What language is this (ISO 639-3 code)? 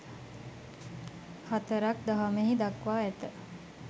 sin